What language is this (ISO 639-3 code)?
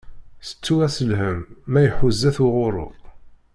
kab